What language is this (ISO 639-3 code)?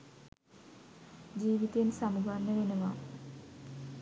sin